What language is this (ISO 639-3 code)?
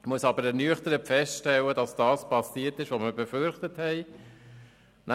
gsw